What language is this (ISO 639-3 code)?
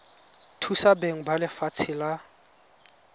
tsn